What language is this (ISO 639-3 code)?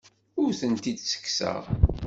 kab